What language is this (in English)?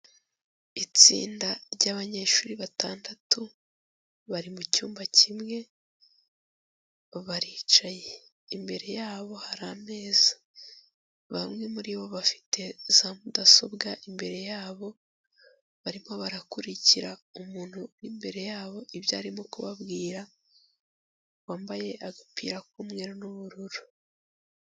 Kinyarwanda